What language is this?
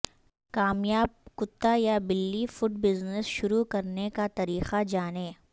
Urdu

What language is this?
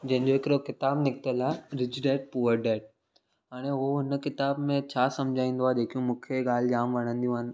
Sindhi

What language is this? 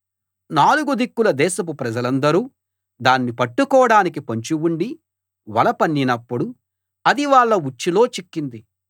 Telugu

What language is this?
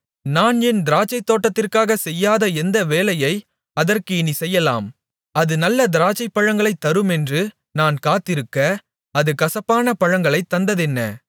Tamil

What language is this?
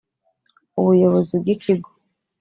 Kinyarwanda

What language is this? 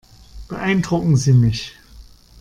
German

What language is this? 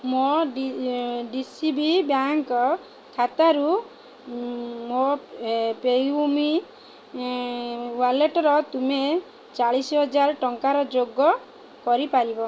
Odia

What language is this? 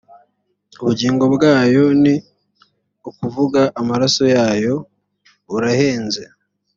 Kinyarwanda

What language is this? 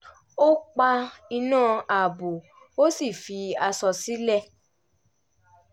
Yoruba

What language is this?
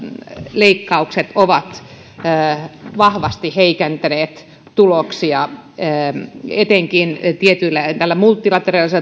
Finnish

